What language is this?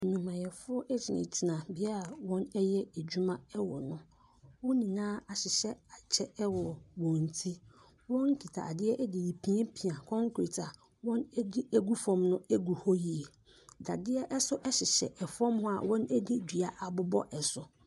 Akan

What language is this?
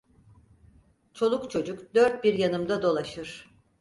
Turkish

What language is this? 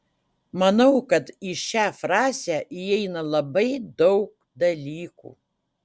Lithuanian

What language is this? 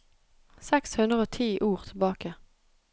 Norwegian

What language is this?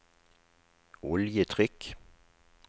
Norwegian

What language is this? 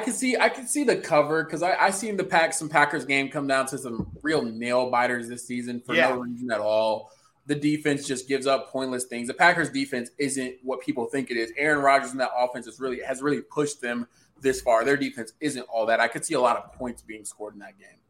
English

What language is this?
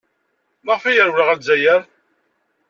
Kabyle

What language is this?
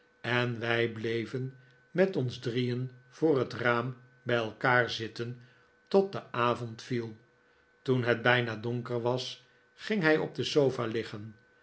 Dutch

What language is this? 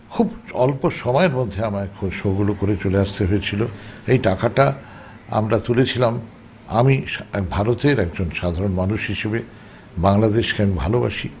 Bangla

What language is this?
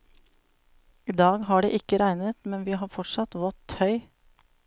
Norwegian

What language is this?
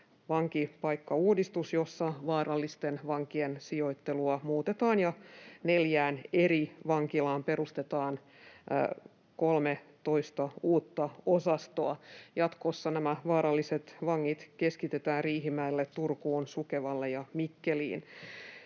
Finnish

